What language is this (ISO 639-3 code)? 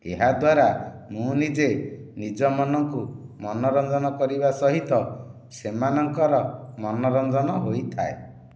ori